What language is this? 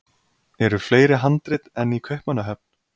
Icelandic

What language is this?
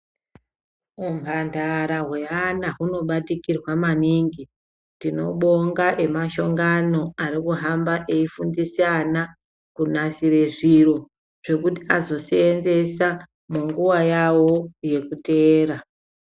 Ndau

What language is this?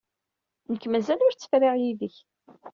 Kabyle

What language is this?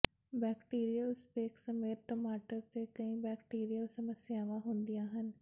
Punjabi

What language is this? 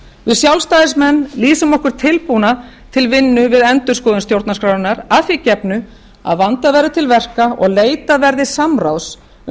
Icelandic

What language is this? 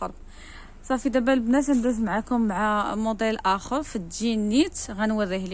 Arabic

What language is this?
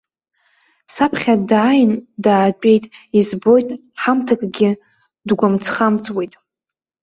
Abkhazian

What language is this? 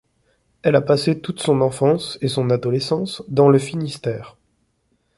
French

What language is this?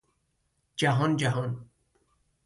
Persian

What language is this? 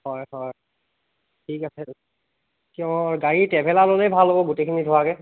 Assamese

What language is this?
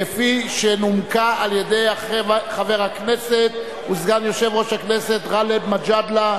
Hebrew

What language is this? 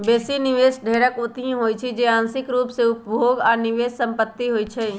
Magahi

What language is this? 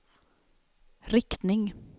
Swedish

